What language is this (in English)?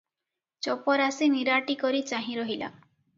Odia